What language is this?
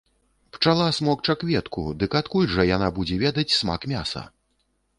Belarusian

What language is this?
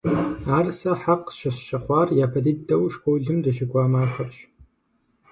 Kabardian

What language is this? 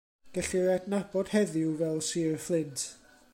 Welsh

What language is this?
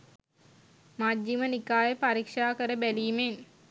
Sinhala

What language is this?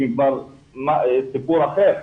Hebrew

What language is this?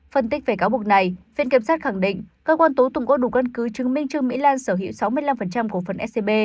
Vietnamese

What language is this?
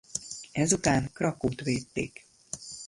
Hungarian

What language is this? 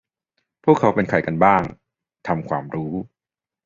Thai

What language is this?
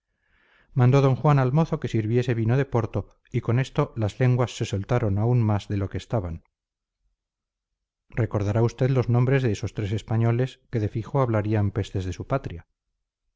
Spanish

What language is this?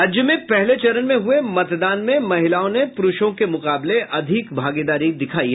Hindi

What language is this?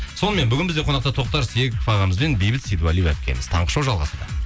Kazakh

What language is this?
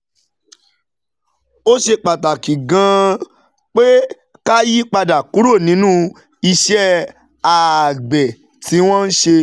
Yoruba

